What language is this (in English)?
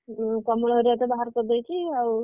Odia